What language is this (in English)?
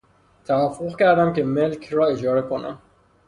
Persian